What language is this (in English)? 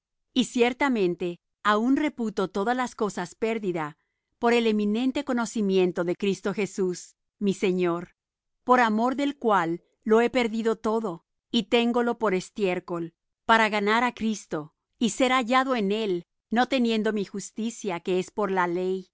Spanish